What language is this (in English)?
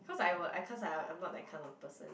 English